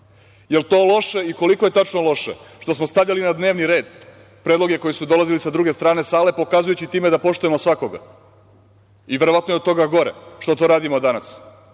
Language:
Serbian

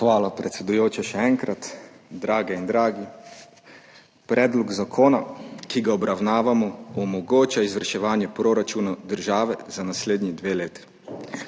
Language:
Slovenian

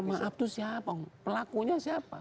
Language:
Indonesian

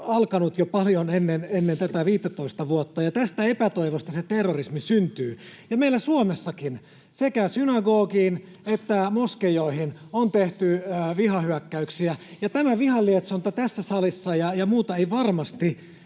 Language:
Finnish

